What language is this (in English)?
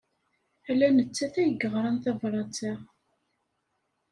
Kabyle